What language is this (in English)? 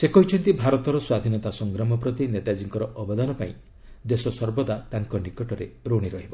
Odia